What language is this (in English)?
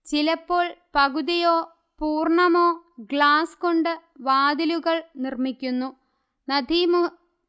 Malayalam